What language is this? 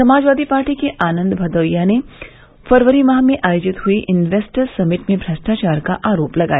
Hindi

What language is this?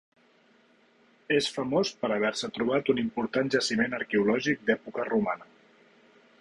Catalan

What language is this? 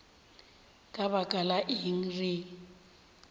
Northern Sotho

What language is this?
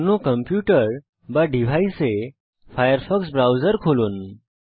Bangla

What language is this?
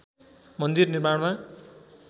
Nepali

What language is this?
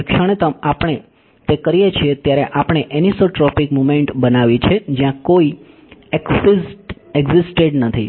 Gujarati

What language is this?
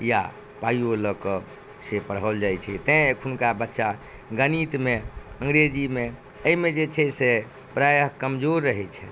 Maithili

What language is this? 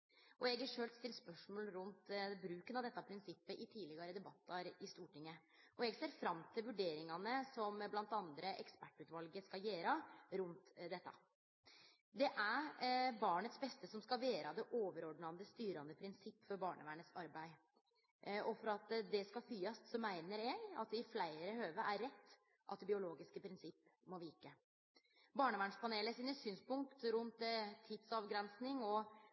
Norwegian Nynorsk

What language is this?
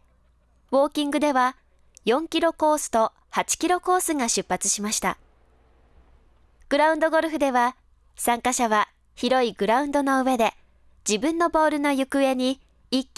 Japanese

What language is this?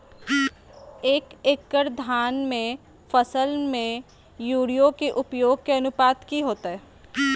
Magahi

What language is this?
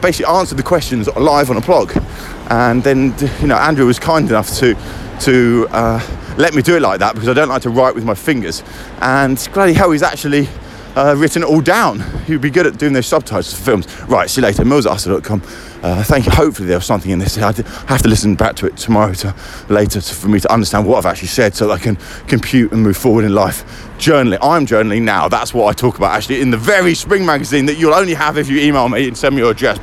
English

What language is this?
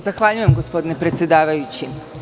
Serbian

